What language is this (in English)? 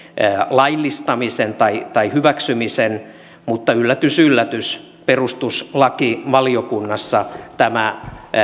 Finnish